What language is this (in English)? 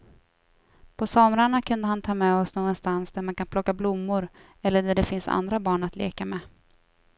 Swedish